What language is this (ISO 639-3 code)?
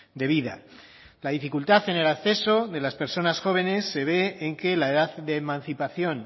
spa